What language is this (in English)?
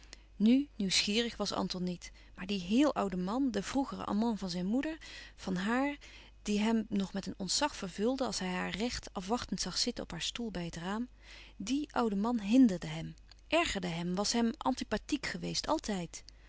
Dutch